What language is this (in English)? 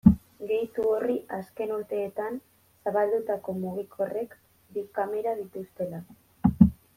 Basque